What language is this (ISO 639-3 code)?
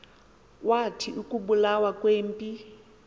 xho